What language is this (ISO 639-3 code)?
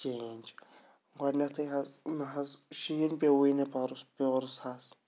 kas